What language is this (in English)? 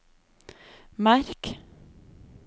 Norwegian